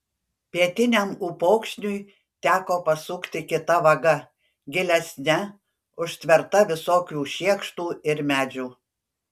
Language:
Lithuanian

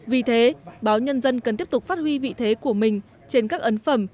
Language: Vietnamese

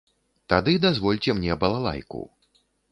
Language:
Belarusian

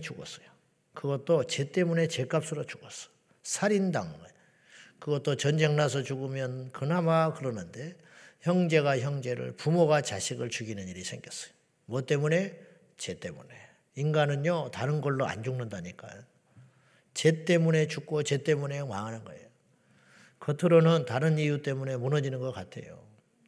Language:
Korean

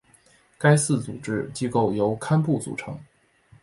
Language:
Chinese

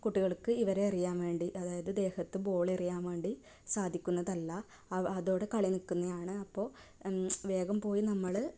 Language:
Malayalam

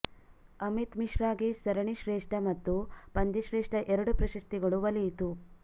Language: Kannada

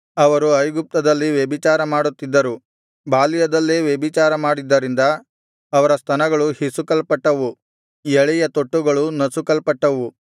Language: Kannada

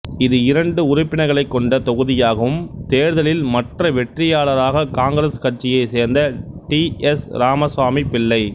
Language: Tamil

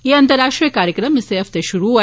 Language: Dogri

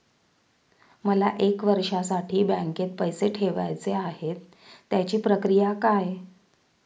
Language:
Marathi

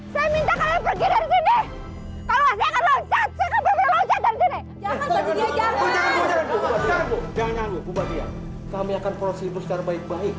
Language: Indonesian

